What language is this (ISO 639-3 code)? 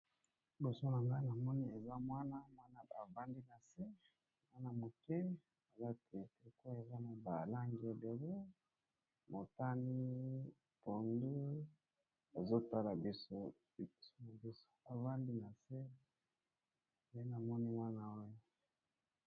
lin